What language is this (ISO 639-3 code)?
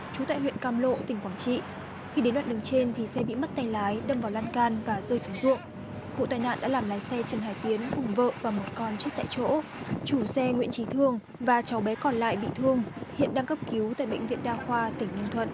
vie